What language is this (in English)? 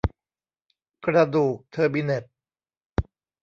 Thai